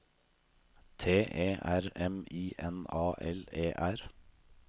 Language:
Norwegian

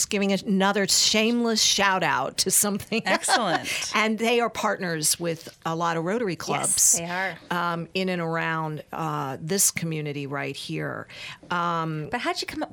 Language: English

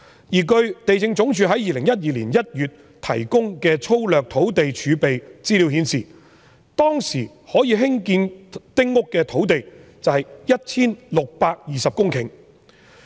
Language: Cantonese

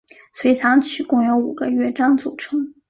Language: Chinese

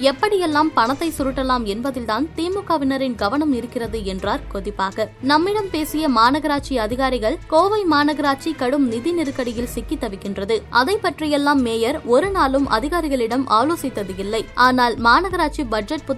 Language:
Tamil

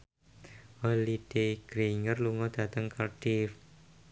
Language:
Javanese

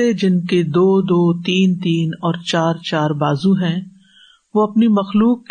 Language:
Urdu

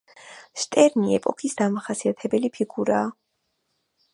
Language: Georgian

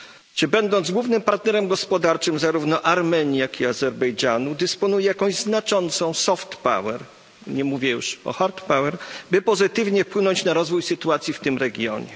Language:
Polish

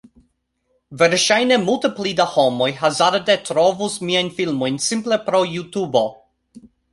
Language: Esperanto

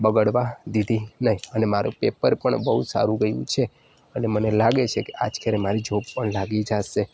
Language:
Gujarati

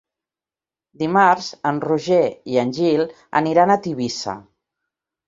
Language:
Catalan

